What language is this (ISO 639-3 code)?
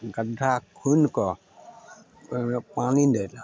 mai